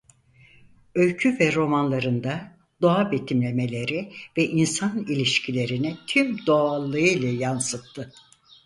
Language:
Turkish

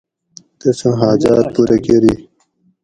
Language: Gawri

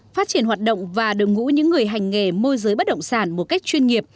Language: Vietnamese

